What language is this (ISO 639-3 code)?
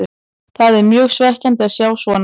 isl